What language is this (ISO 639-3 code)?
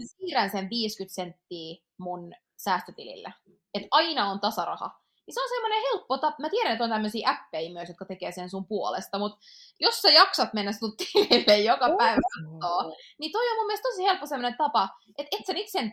fin